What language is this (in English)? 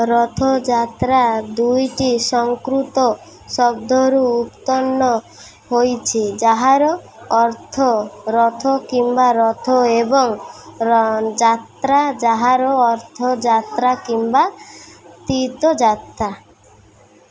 Odia